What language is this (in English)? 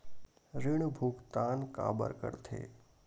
Chhattisgarhi